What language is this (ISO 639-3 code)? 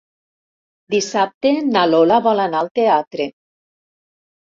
cat